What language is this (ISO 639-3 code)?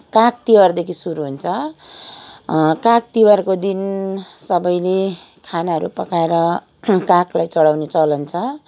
nep